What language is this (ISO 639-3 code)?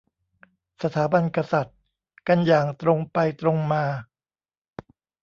tha